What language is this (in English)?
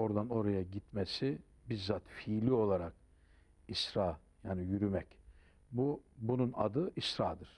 Turkish